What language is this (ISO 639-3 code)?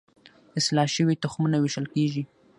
pus